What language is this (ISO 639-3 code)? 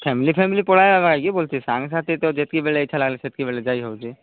ori